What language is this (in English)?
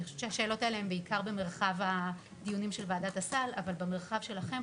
Hebrew